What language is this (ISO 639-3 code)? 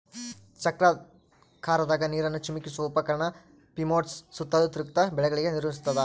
kan